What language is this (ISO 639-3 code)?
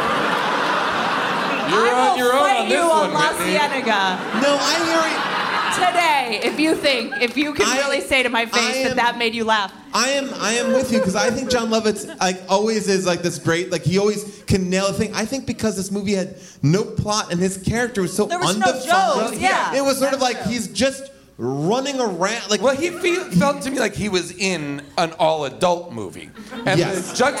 eng